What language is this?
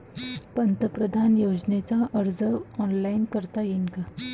Marathi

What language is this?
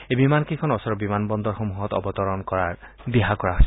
Assamese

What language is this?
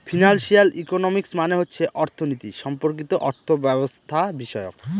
Bangla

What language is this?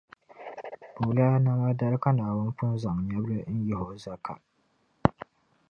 Dagbani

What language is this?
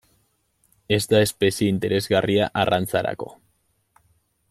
Basque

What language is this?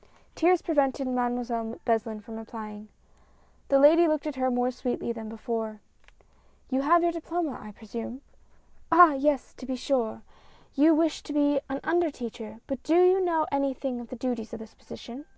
English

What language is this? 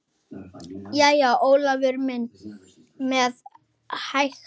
Icelandic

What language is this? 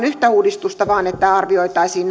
Finnish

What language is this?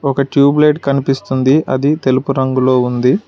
Telugu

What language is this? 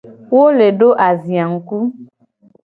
Gen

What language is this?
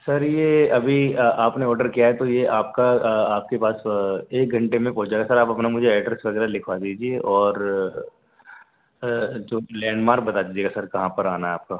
Urdu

